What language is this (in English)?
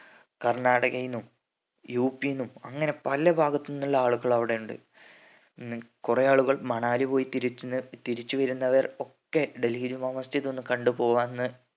Malayalam